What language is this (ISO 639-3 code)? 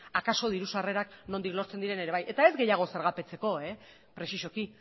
eus